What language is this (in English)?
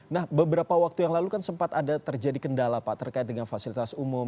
Indonesian